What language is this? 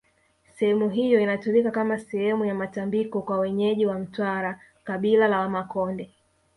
Swahili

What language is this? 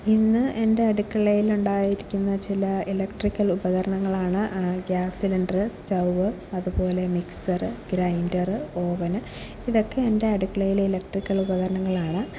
Malayalam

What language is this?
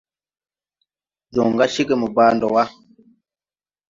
Tupuri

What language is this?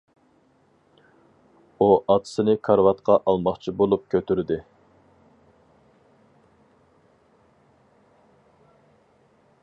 Uyghur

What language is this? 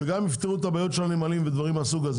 Hebrew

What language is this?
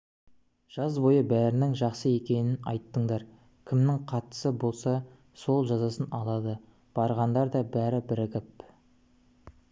Kazakh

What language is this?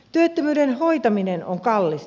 Finnish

